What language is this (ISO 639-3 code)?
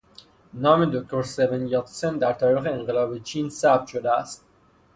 fas